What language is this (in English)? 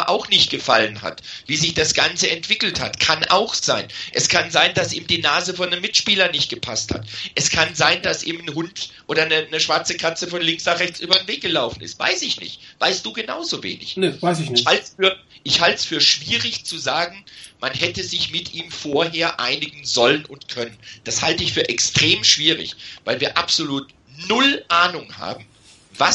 German